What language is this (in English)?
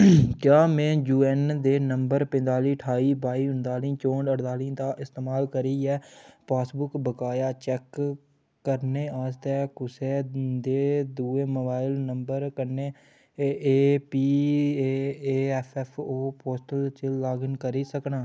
Dogri